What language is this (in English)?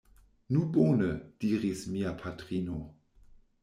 Esperanto